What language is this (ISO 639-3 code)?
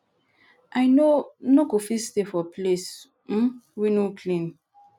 pcm